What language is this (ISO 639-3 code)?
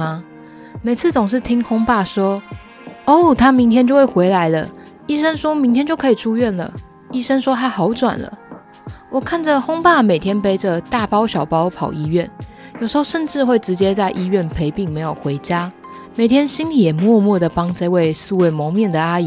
zho